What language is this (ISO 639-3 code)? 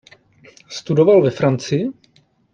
ces